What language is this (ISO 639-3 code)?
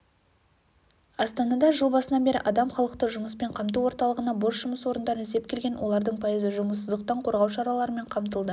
kaz